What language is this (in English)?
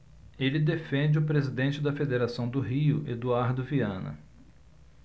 Portuguese